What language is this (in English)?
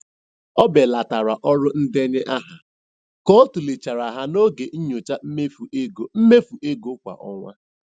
Igbo